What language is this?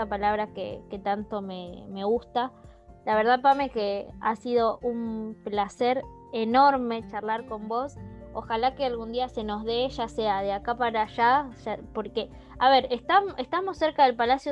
Spanish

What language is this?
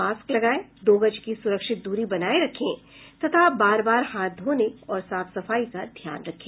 Hindi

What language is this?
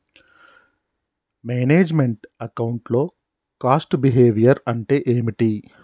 Telugu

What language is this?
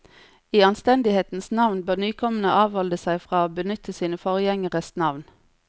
Norwegian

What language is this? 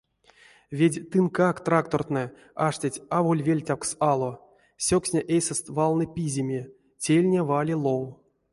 Erzya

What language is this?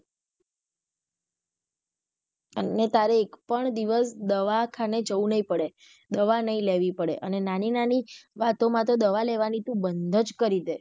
Gujarati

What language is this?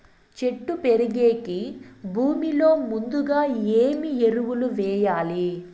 Telugu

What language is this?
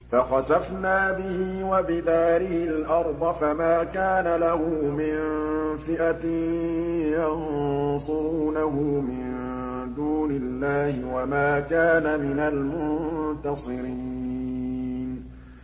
Arabic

